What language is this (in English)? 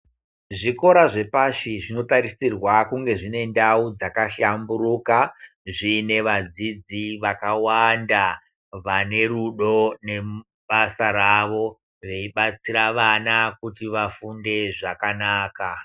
Ndau